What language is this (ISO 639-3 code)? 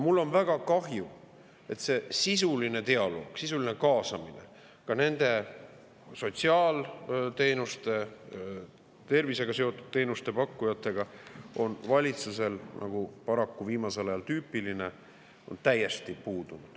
est